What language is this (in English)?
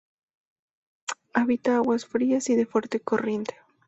Spanish